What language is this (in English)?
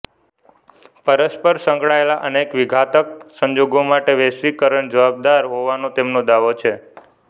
Gujarati